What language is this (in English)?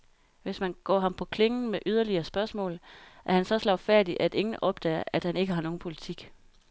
Danish